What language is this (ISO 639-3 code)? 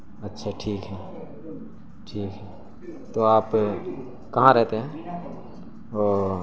urd